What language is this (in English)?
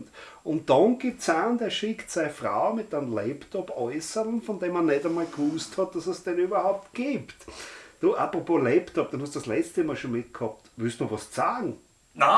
German